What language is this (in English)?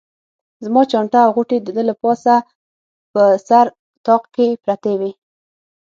Pashto